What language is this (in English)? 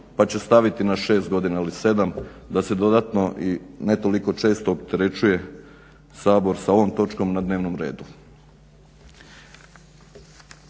Croatian